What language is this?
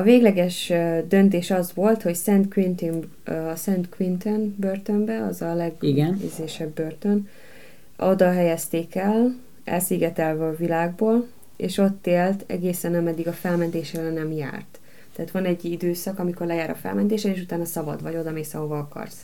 Hungarian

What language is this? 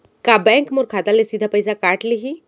Chhattisgarhi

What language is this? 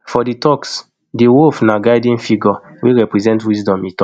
Nigerian Pidgin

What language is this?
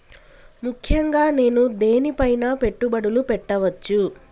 Telugu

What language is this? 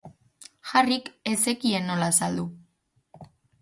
Basque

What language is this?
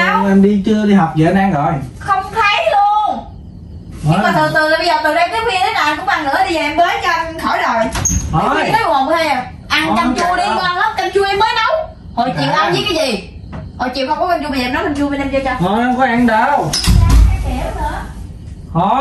Vietnamese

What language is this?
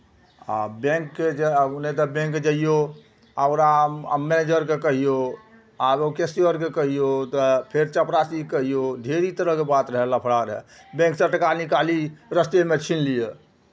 Maithili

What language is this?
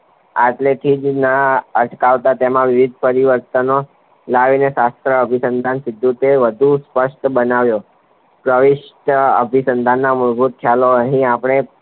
Gujarati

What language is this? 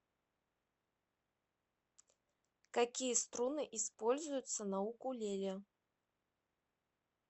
Russian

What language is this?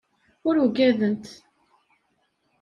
Kabyle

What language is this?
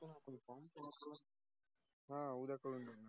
Marathi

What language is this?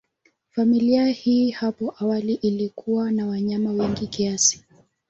Swahili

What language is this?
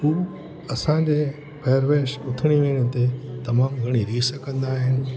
Sindhi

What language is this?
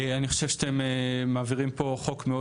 Hebrew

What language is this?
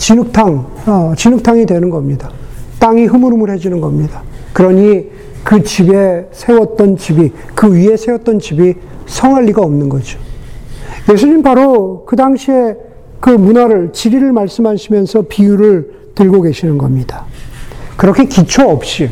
Korean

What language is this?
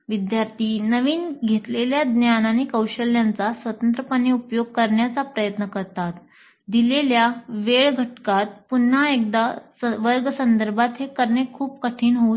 Marathi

